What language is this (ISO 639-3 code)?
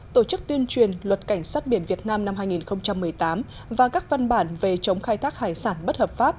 vie